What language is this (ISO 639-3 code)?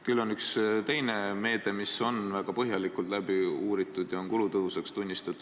est